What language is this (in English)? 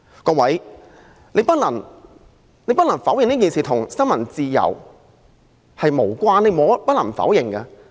Cantonese